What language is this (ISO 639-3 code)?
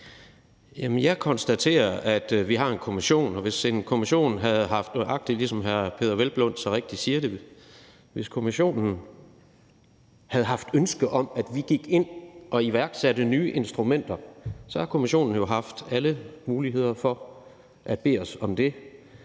dan